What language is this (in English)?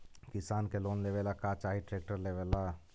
Magahi